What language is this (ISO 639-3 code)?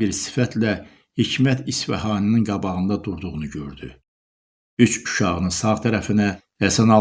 tur